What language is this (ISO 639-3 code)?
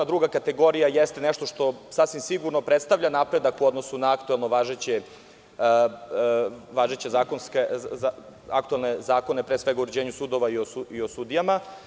srp